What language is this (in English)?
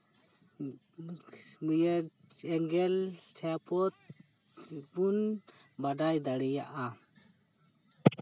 Santali